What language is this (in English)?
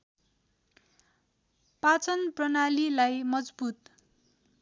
Nepali